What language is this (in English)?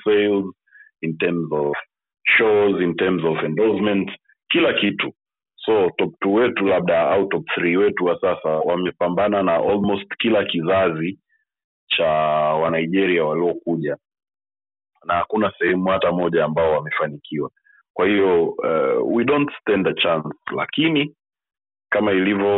Swahili